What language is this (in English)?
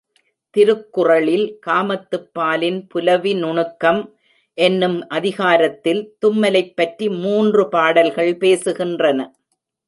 Tamil